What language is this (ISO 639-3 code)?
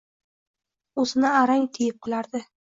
uzb